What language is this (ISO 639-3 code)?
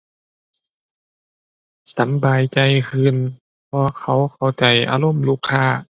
tha